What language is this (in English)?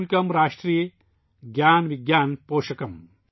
Urdu